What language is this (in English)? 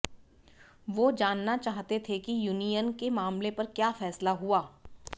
Hindi